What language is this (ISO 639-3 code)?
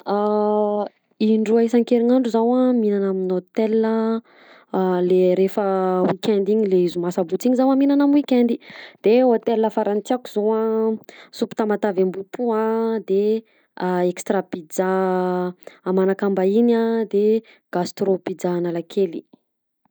bzc